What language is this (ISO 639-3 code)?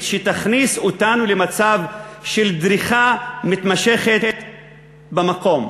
heb